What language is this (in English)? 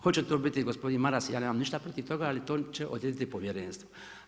Croatian